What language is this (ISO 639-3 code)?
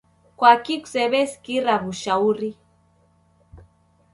dav